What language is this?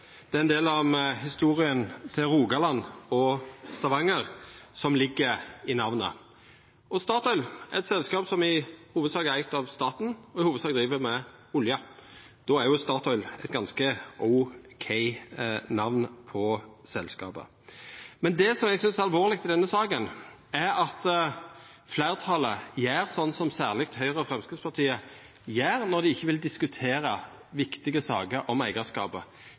Norwegian Nynorsk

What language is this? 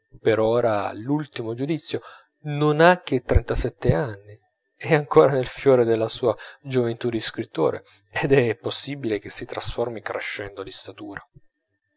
Italian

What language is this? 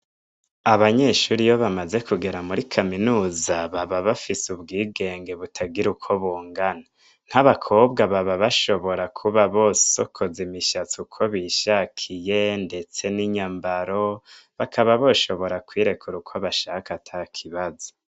Rundi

